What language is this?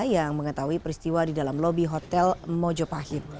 Indonesian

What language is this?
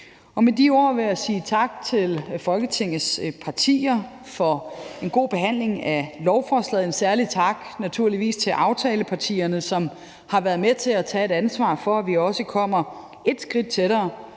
Danish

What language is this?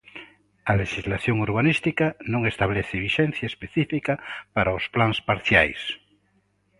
Galician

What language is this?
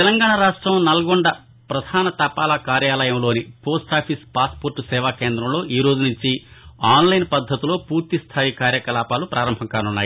Telugu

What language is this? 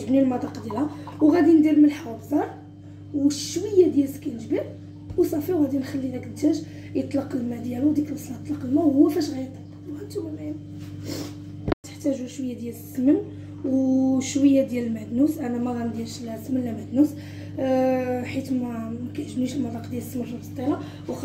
Arabic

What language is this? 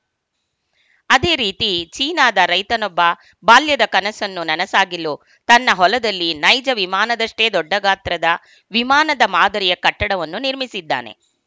Kannada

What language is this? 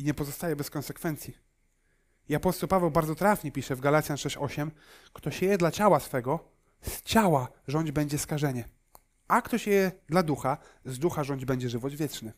Polish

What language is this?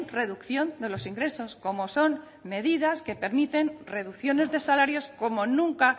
Spanish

